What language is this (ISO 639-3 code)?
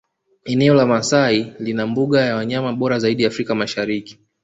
swa